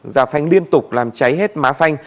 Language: Vietnamese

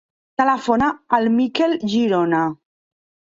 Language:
Catalan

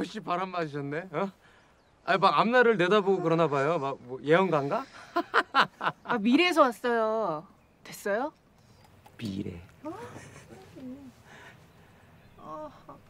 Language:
Korean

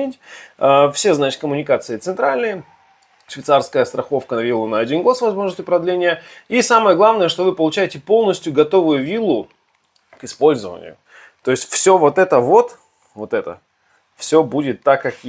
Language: Russian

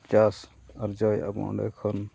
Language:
Santali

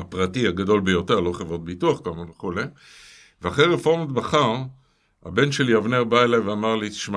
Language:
Hebrew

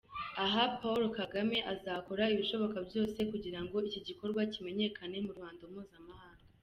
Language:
Kinyarwanda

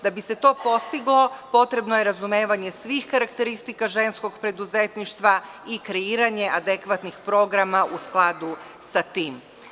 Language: Serbian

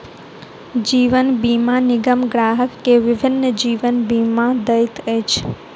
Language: Maithili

